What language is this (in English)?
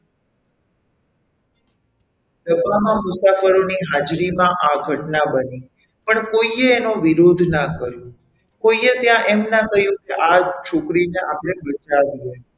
Gujarati